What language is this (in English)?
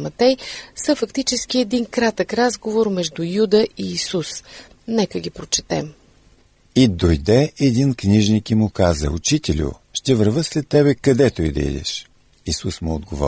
Bulgarian